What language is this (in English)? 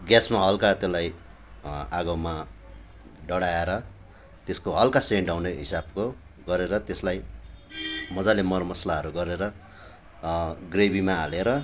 Nepali